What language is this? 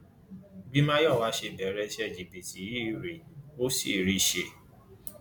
Yoruba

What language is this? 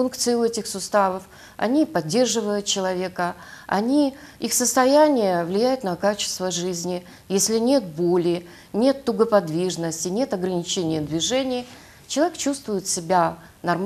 Russian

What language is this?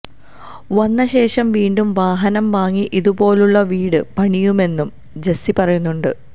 Malayalam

